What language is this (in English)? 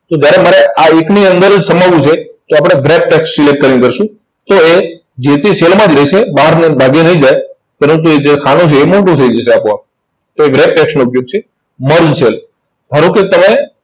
Gujarati